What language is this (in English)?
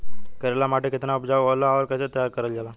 Bhojpuri